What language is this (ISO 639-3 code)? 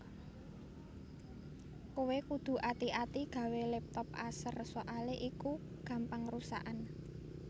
jav